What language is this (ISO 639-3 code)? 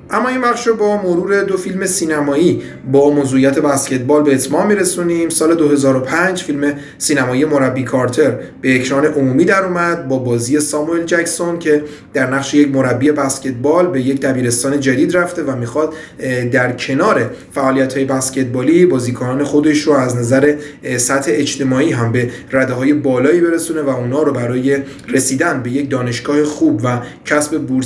fas